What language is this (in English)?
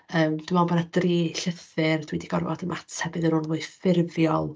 Welsh